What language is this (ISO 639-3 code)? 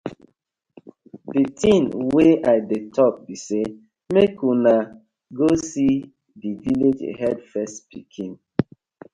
pcm